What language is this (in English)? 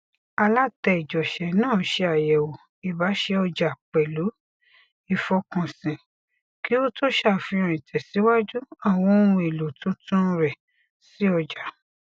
Yoruba